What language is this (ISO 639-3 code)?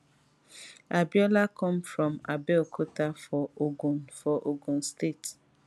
pcm